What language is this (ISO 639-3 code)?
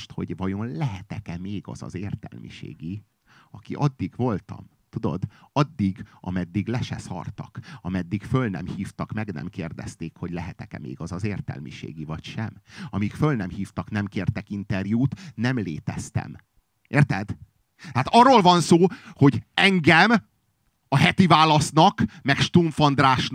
hun